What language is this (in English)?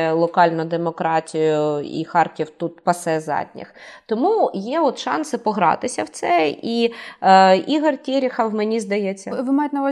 Ukrainian